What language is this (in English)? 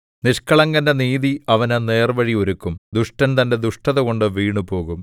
Malayalam